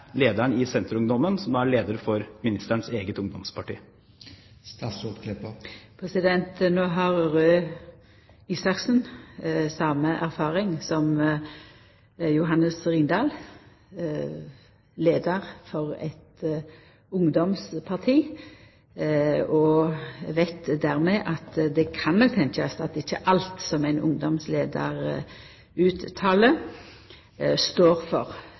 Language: Norwegian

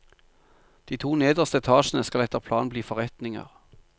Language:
Norwegian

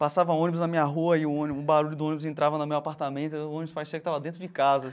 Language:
Portuguese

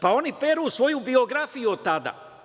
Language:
Serbian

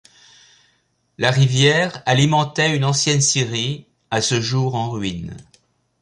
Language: French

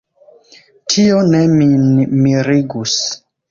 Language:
Esperanto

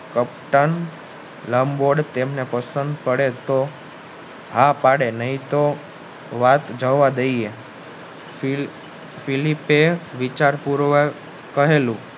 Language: Gujarati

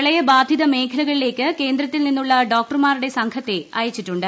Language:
Malayalam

